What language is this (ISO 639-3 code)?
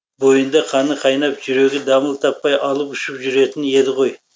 kaz